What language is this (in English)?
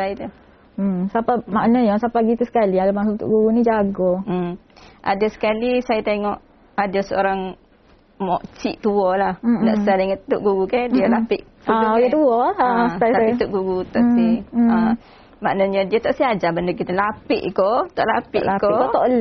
Malay